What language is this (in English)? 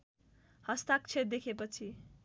Nepali